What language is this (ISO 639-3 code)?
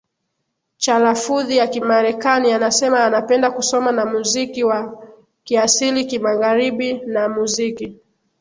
swa